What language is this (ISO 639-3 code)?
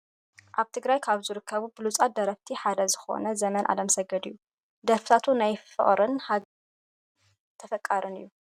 tir